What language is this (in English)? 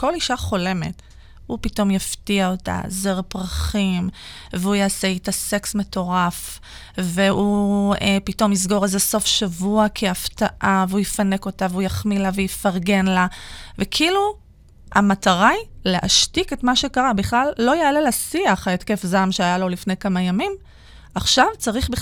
Hebrew